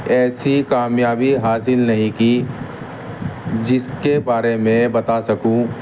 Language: Urdu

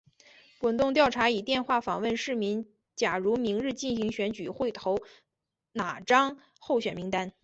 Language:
Chinese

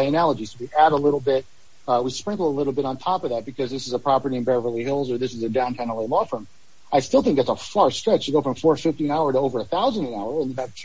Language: English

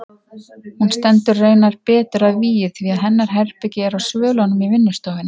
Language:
Icelandic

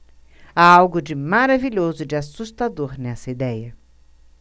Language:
Portuguese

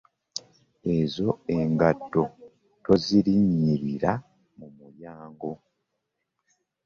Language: Ganda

